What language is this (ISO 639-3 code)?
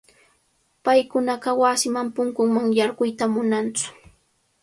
qvl